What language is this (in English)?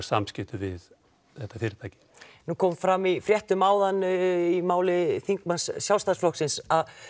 Icelandic